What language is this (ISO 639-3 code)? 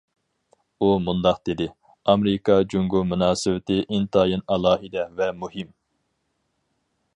uig